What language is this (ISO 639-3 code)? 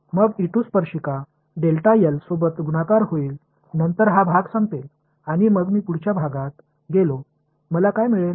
tam